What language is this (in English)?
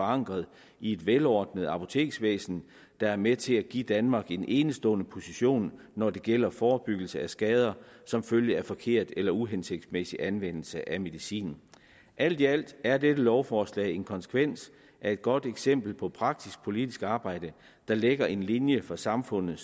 Danish